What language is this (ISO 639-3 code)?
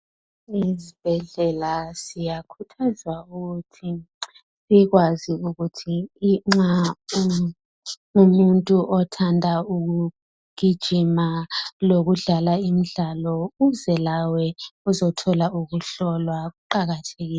nde